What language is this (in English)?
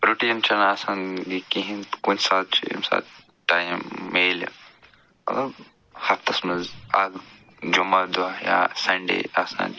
Kashmiri